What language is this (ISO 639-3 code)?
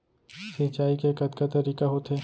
hne